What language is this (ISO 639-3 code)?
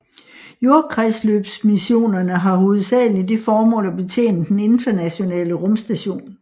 dan